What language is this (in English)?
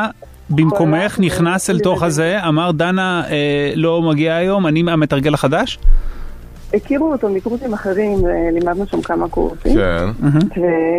Hebrew